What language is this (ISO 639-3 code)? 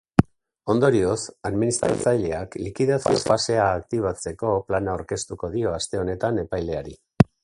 eus